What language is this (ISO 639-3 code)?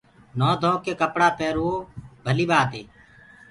ggg